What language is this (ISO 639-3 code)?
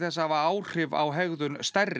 isl